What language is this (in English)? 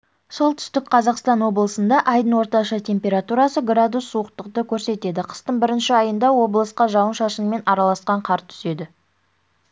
Kazakh